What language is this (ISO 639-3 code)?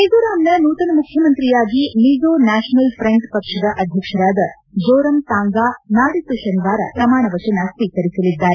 kan